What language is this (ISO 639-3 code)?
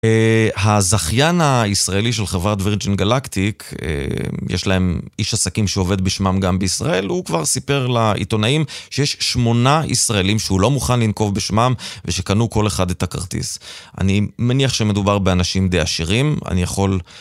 heb